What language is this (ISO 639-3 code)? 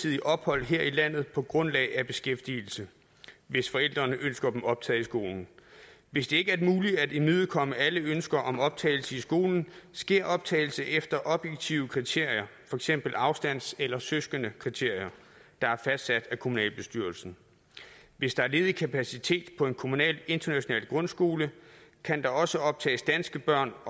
dan